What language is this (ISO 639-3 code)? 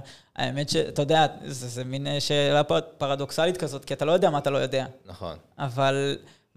heb